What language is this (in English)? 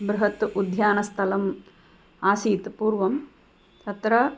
Sanskrit